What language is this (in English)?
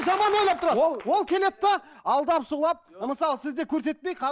Kazakh